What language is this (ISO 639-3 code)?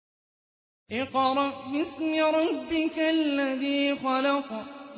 ara